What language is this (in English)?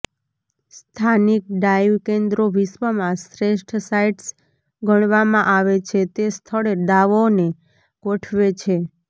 Gujarati